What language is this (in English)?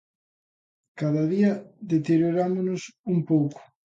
Galician